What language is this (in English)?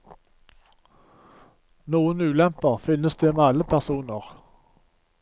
Norwegian